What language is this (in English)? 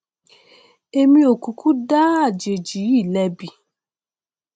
Yoruba